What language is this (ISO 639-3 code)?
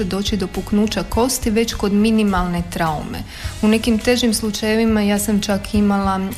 hrv